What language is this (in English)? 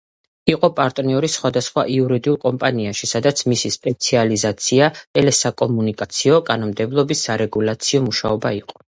Georgian